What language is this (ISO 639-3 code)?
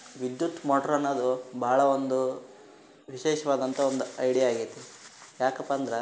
kan